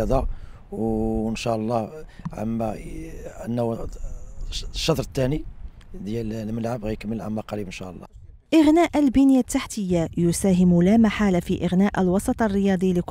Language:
Arabic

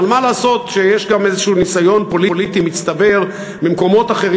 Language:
Hebrew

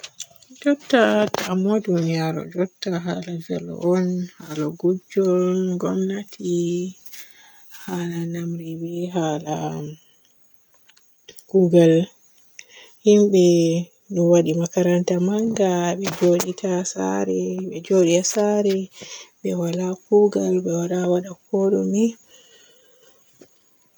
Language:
Borgu Fulfulde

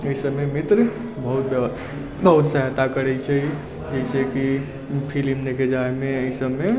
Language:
Maithili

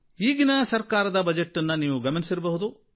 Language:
Kannada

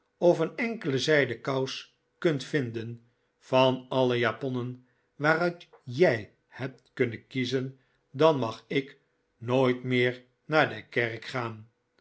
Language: Dutch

